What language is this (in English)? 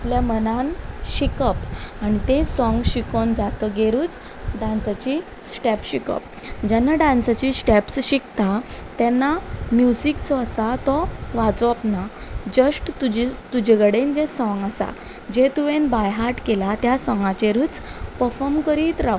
Konkani